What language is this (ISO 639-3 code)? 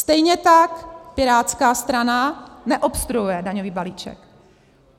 ces